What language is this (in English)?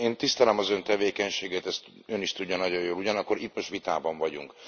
Hungarian